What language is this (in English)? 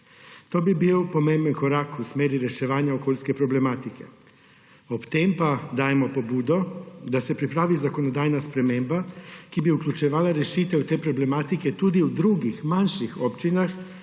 Slovenian